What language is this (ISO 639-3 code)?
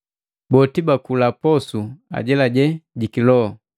mgv